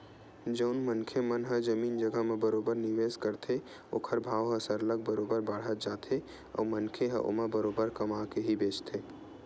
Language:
Chhattisgarhi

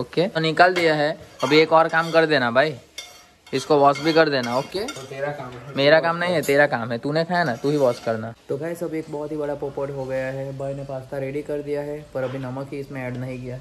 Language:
Hindi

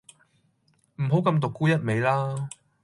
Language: Cantonese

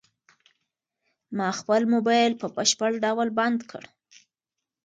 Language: Pashto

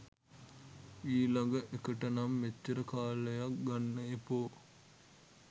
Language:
Sinhala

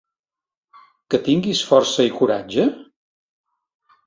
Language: Catalan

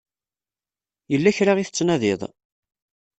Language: Kabyle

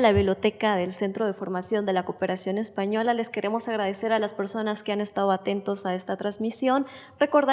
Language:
Spanish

